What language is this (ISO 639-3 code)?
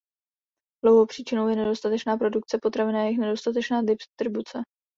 ces